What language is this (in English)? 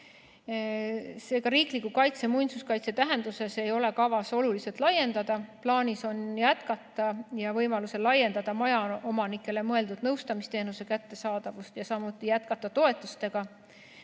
Estonian